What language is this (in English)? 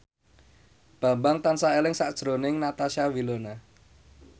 Javanese